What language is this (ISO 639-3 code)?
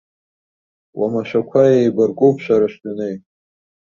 abk